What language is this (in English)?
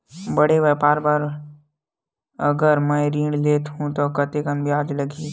Chhattisgarhi